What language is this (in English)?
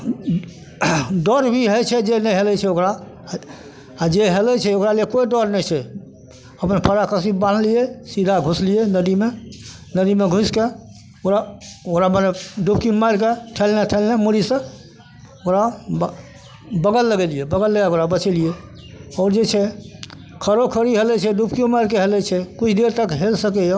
Maithili